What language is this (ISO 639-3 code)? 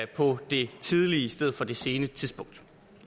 dan